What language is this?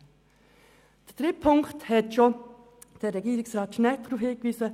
Swiss German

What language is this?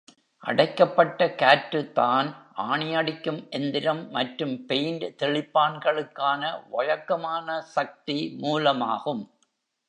Tamil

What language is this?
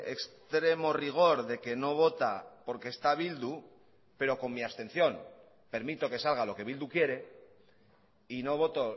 Spanish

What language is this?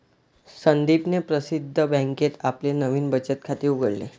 Marathi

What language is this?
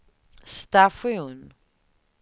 Swedish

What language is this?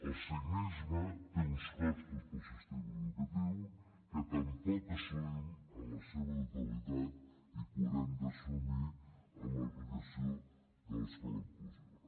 Catalan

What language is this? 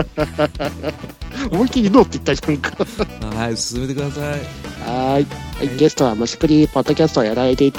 Japanese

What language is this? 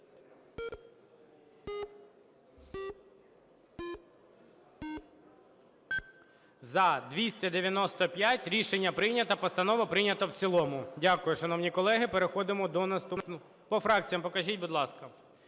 Ukrainian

